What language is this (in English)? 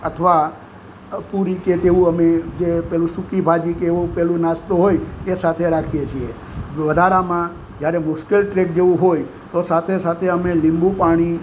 Gujarati